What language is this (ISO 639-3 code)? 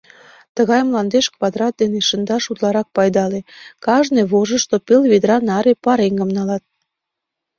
chm